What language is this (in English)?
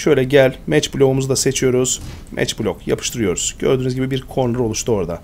Turkish